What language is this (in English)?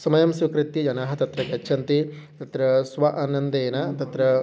Sanskrit